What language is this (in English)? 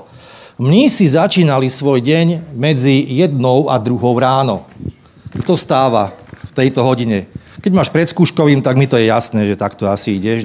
Slovak